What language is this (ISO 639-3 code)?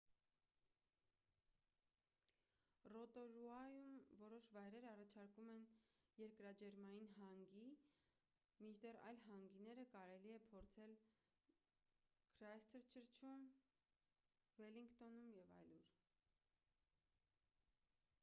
hye